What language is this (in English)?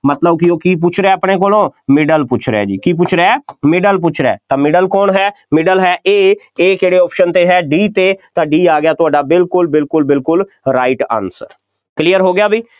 Punjabi